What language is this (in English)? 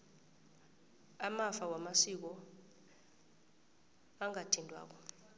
South Ndebele